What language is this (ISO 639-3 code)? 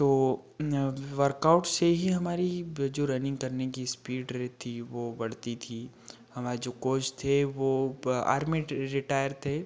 hin